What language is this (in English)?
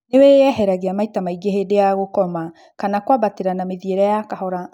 Kikuyu